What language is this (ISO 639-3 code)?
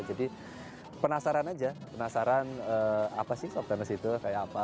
ind